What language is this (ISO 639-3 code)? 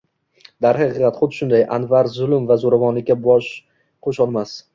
uzb